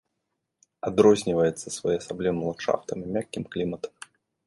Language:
Belarusian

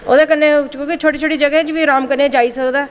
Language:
Dogri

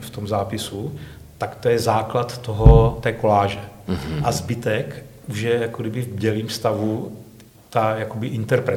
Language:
Czech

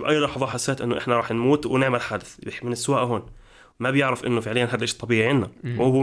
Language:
Arabic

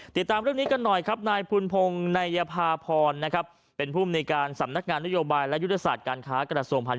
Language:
Thai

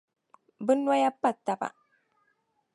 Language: Dagbani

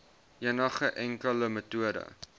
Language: Afrikaans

